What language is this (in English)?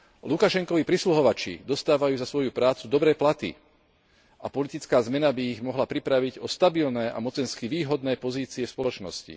Slovak